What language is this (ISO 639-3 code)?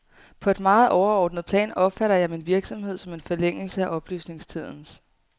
dan